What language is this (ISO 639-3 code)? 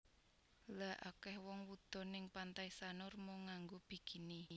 jav